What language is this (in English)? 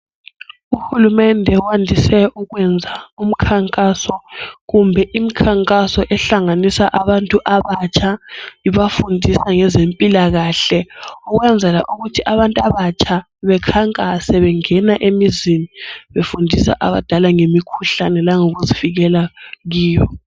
North Ndebele